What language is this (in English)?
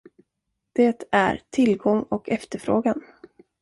Swedish